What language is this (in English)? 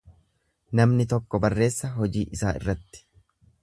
Oromo